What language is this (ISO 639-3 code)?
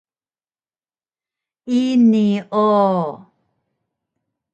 trv